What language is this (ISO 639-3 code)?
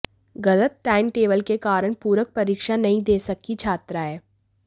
hin